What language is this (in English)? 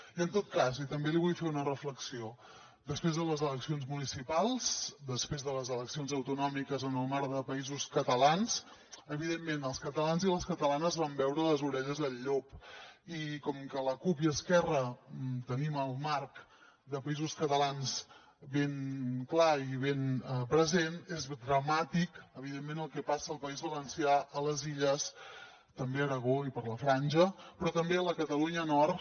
Catalan